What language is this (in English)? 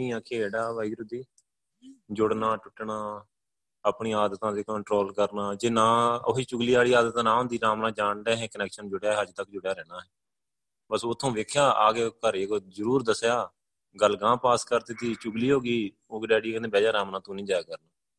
Punjabi